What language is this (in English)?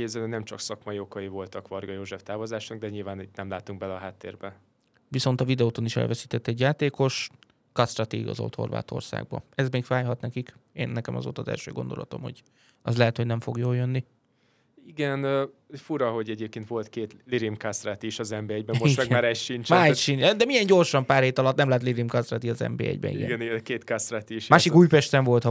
Hungarian